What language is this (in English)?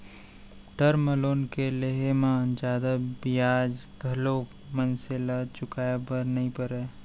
Chhattisgarhi